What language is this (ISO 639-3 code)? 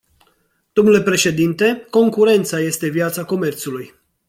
ron